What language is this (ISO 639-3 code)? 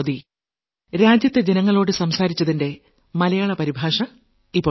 mal